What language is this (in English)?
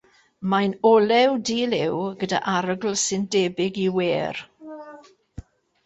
Welsh